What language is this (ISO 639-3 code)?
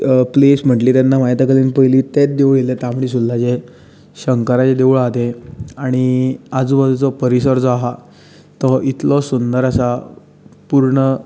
kok